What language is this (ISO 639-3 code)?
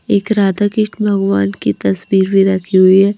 hin